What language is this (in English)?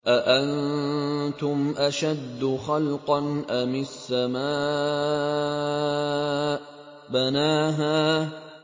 Arabic